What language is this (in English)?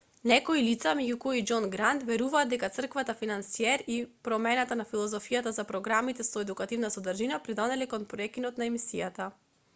Macedonian